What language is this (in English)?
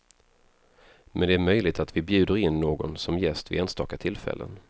Swedish